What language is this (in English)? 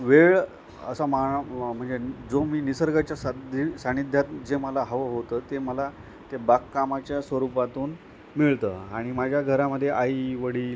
Marathi